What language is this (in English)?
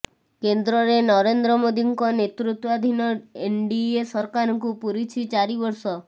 Odia